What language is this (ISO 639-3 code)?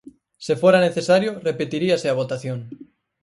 glg